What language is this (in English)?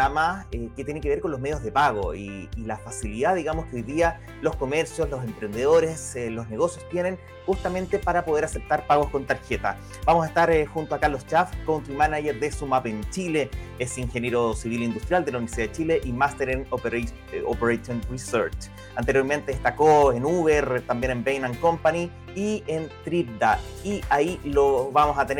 Spanish